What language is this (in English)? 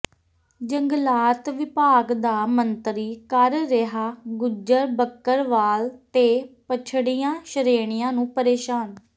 Punjabi